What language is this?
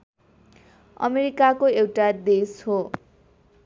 Nepali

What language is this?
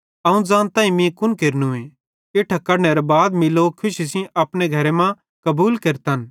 Bhadrawahi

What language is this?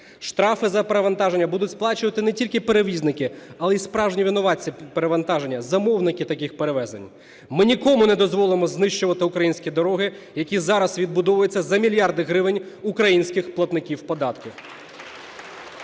Ukrainian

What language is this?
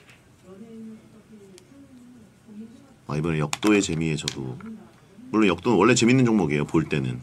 Korean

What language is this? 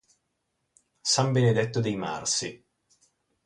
Italian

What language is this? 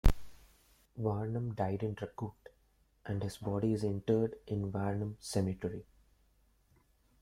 English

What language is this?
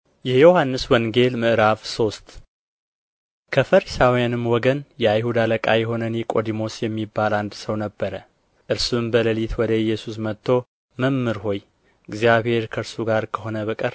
Amharic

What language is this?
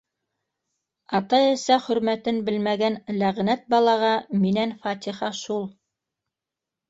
Bashkir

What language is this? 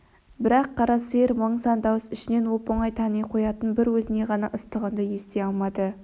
Kazakh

